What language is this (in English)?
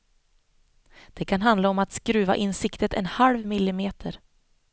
Swedish